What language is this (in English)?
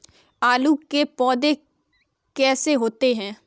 Hindi